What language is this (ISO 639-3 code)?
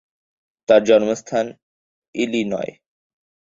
ben